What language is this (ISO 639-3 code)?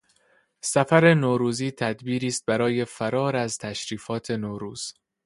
fas